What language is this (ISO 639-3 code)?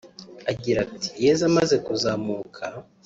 kin